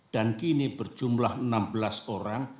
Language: Indonesian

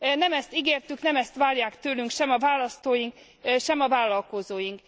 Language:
Hungarian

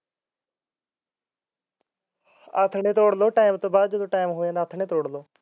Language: Punjabi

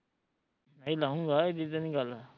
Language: Punjabi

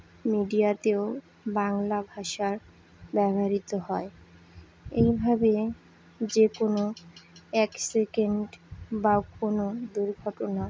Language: Bangla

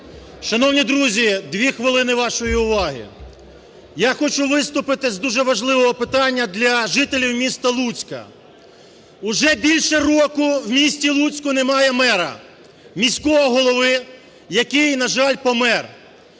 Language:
Ukrainian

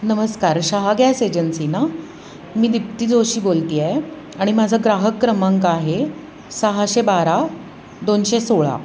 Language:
Marathi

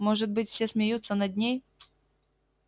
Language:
Russian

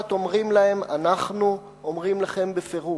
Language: Hebrew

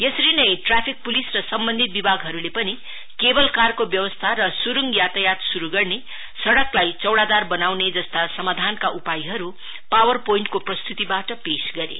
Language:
Nepali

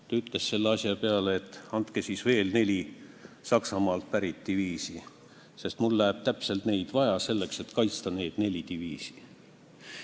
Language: Estonian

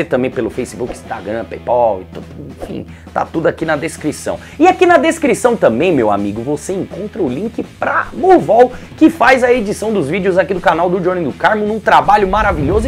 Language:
Portuguese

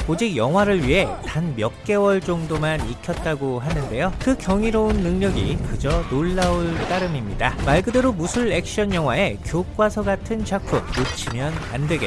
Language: Korean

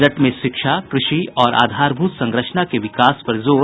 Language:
Hindi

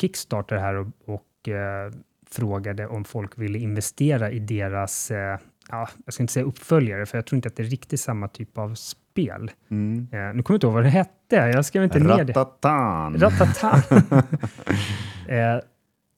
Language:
Swedish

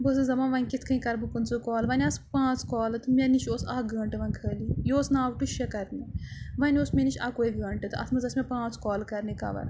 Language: Kashmiri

